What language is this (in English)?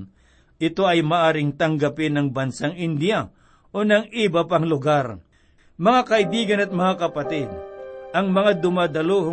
Filipino